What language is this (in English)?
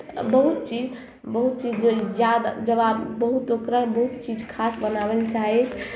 Maithili